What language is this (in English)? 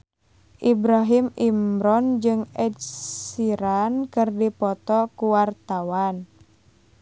Sundanese